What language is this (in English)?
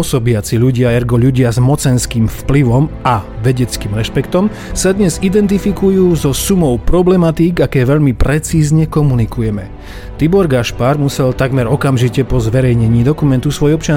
Slovak